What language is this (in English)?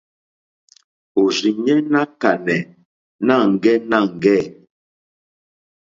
Mokpwe